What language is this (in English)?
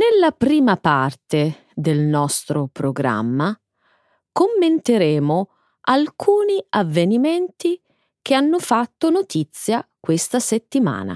Italian